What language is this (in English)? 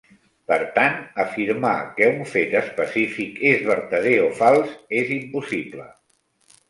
Catalan